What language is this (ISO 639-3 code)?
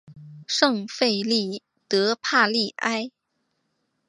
zho